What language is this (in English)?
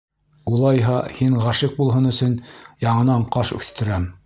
Bashkir